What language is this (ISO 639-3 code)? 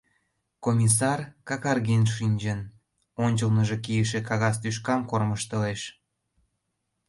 chm